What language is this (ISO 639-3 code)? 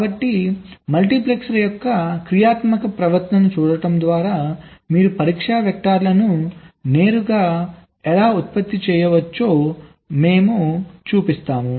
tel